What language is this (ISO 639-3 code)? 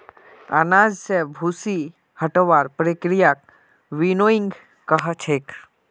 mag